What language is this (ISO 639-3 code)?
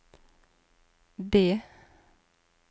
nor